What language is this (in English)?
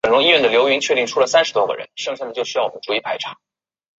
Chinese